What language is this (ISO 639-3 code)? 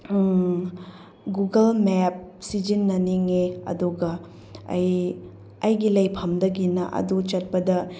mni